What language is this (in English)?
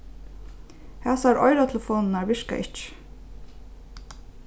Faroese